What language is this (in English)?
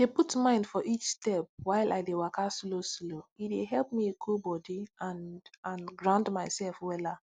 Nigerian Pidgin